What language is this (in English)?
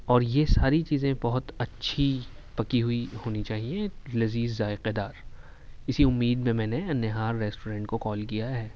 Urdu